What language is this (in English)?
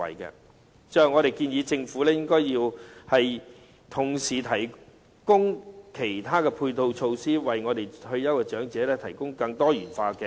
Cantonese